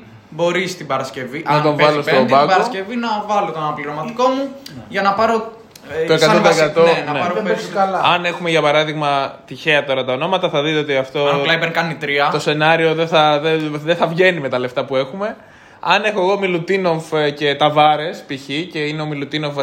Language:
Greek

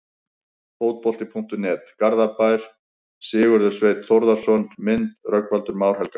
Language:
Icelandic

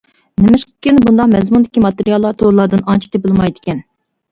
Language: Uyghur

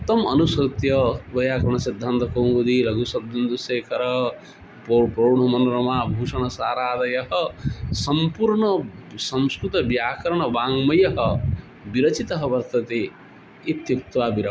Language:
Sanskrit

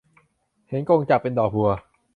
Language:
Thai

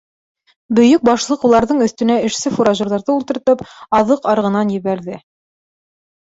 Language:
Bashkir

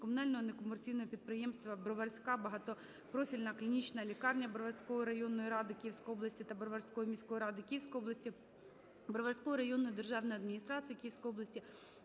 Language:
Ukrainian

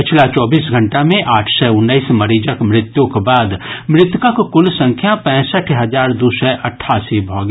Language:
Maithili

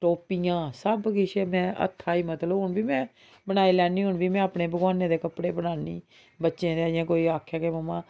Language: Dogri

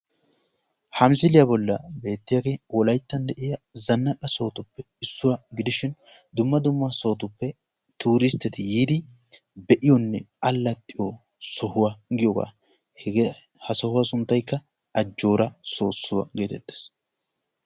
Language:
Wolaytta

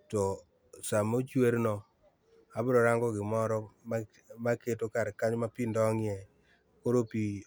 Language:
Luo (Kenya and Tanzania)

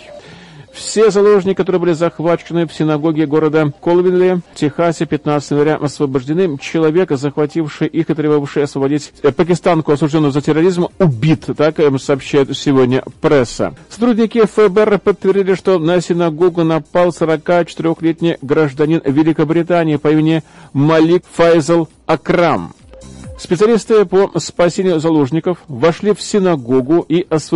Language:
Russian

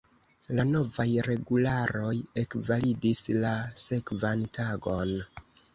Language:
Esperanto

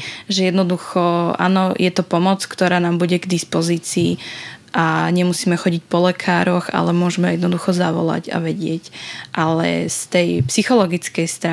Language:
Slovak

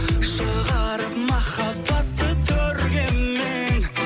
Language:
Kazakh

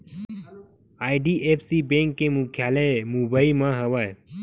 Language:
Chhattisgarhi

